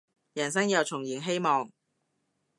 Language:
Cantonese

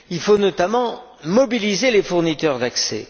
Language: French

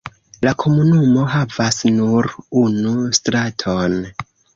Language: Esperanto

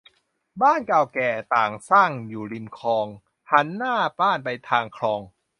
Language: Thai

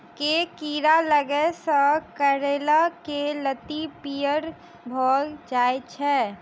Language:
Maithili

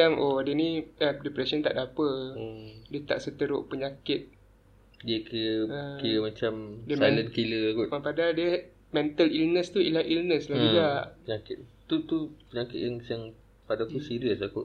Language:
Malay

